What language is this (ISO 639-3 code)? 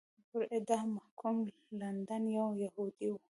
pus